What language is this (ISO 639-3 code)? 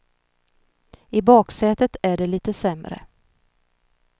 swe